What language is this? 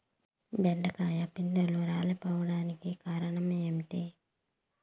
Telugu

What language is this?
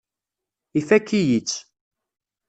Kabyle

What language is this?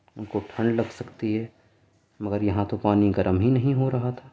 Urdu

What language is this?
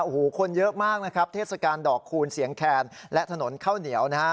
Thai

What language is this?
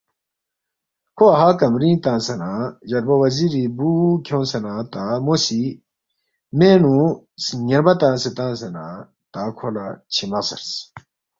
Balti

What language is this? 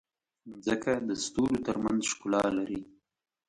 Pashto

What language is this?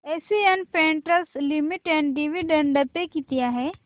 Marathi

